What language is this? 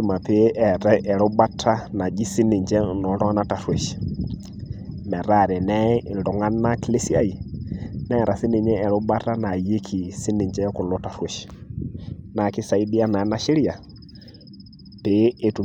Masai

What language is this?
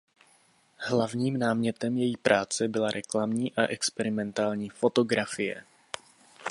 Czech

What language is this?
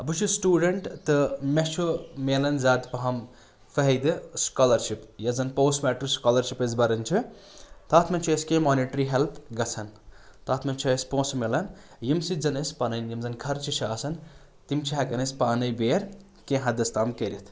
Kashmiri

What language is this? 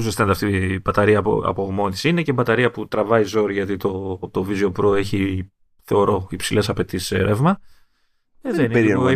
Greek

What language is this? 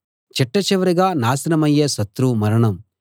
Telugu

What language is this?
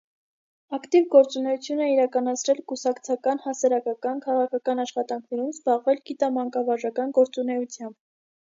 Armenian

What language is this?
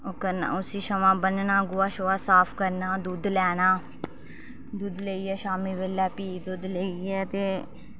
Dogri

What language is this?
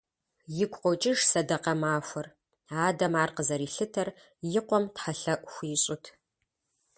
Kabardian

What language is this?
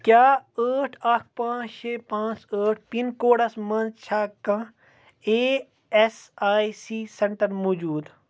Kashmiri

